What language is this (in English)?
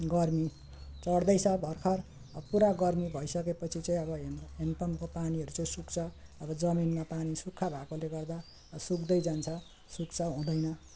Nepali